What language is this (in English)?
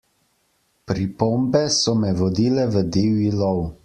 Slovenian